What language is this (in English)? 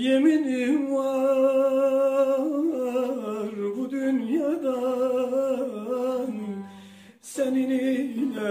Turkish